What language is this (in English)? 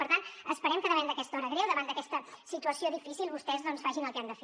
Catalan